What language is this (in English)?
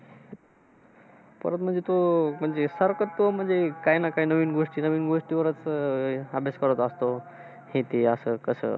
Marathi